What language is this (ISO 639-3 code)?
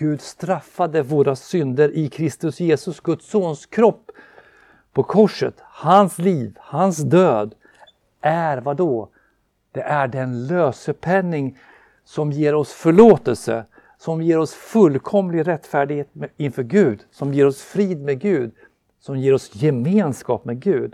swe